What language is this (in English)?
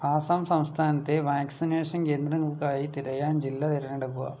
Malayalam